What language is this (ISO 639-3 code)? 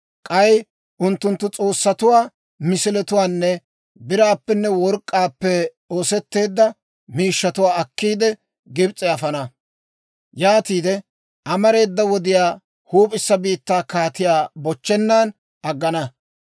dwr